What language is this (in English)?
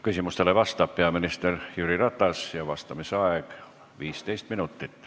Estonian